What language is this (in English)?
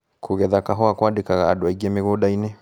Kikuyu